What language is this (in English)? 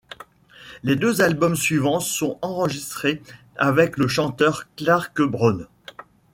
French